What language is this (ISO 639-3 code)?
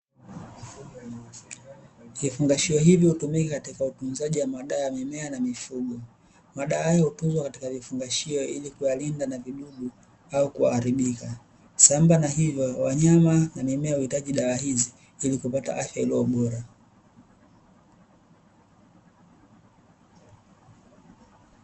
swa